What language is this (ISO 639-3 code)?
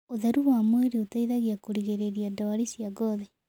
kik